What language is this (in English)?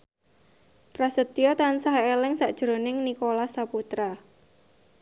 Javanese